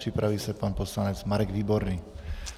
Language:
Czech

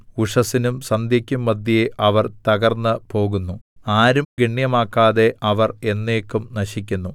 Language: Malayalam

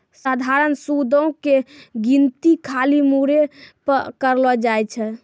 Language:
Maithili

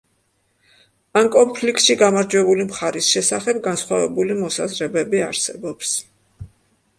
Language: Georgian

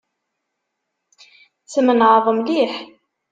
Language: Kabyle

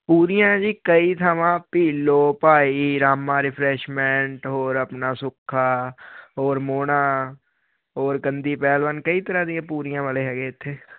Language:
Punjabi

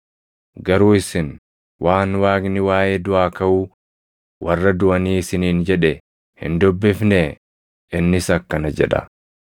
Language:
Oromo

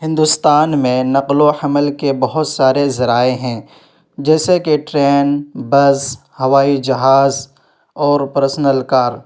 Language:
Urdu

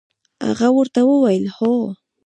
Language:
Pashto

